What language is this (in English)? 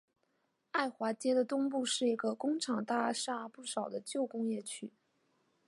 Chinese